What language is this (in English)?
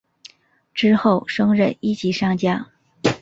Chinese